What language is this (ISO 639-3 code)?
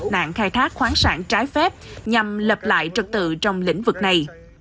vie